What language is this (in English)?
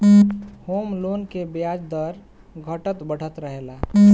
Bhojpuri